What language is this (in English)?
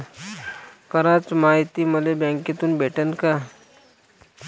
Marathi